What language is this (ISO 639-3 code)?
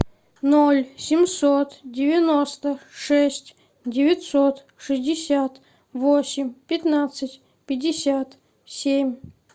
rus